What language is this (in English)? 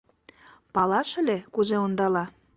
Mari